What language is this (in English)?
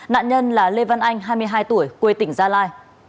Vietnamese